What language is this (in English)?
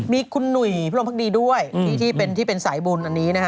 Thai